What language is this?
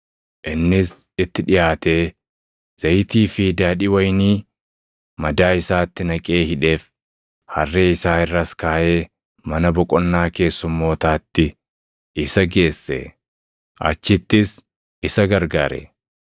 Oromo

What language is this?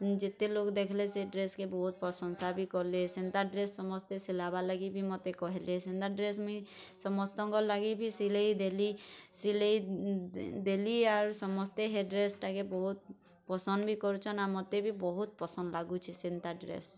Odia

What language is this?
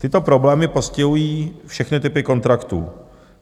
Czech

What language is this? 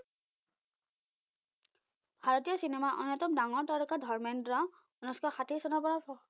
Assamese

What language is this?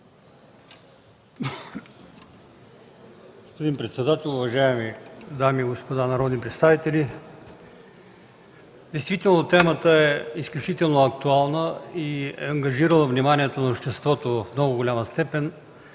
Bulgarian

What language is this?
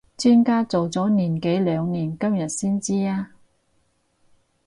Cantonese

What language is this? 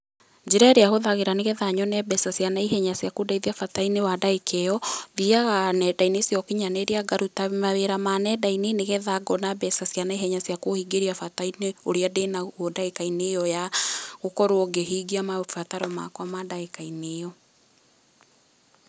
Kikuyu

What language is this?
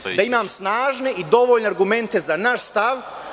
Serbian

